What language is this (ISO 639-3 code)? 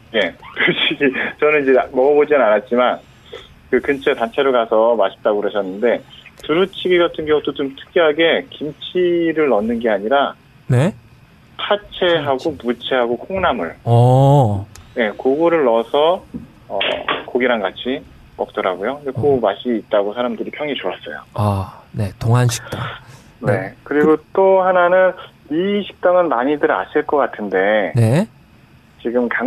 kor